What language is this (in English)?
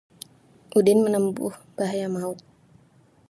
Indonesian